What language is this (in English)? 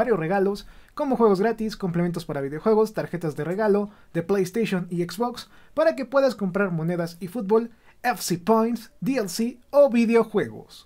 Spanish